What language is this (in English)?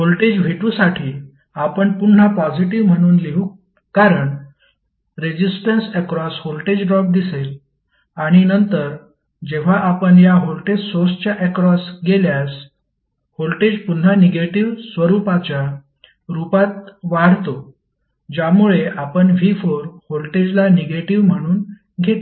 Marathi